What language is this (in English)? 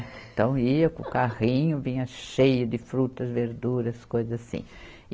Portuguese